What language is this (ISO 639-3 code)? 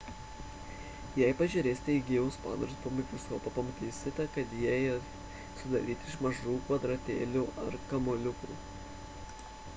lit